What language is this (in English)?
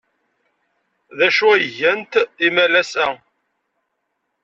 Kabyle